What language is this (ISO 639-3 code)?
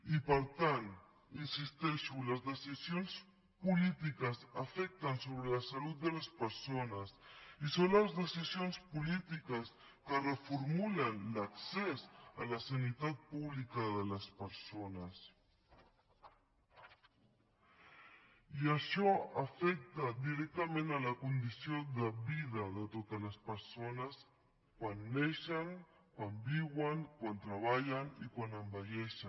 cat